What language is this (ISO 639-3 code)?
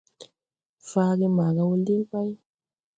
tui